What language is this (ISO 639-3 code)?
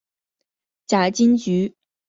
zho